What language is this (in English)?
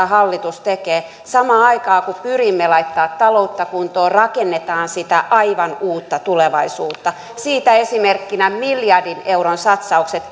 Finnish